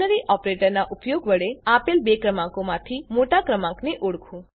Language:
Gujarati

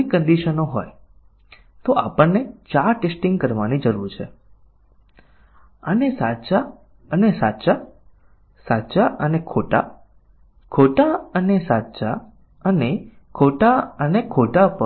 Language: Gujarati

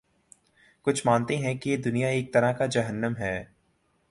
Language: Urdu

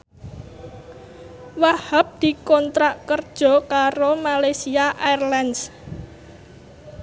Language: Javanese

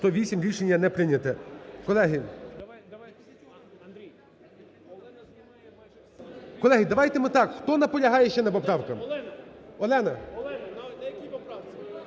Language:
Ukrainian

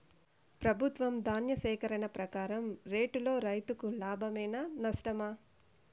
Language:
Telugu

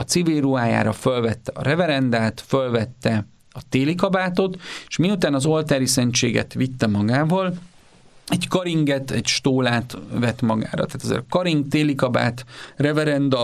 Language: Hungarian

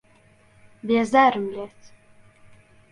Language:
Central Kurdish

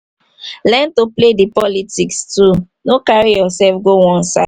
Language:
Nigerian Pidgin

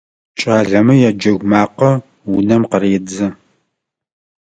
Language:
Adyghe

